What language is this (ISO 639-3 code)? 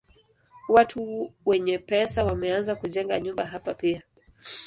swa